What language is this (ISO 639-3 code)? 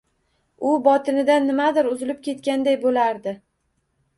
uzb